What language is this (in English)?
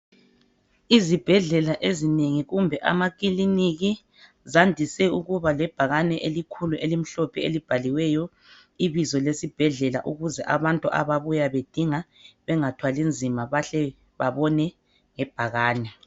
North Ndebele